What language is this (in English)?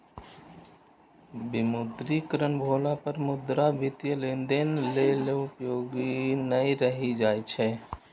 Maithili